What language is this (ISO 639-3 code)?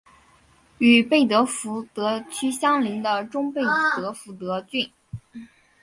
zho